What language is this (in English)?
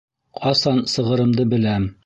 Bashkir